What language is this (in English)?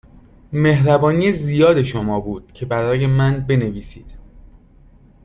Persian